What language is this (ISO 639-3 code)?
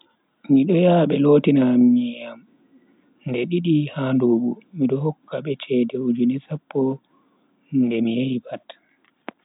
fui